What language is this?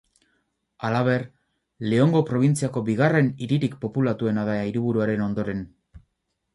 Basque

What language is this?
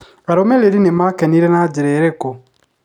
Kikuyu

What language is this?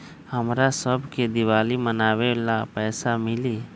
Magahi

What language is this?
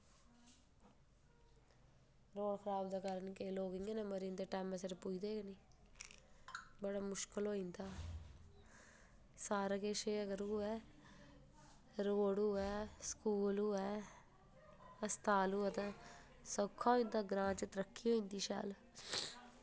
Dogri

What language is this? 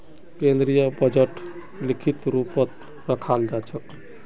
Magahi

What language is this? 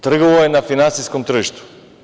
Serbian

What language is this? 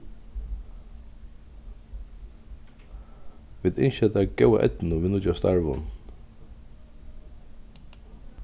Faroese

